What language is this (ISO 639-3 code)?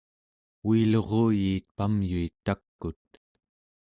esu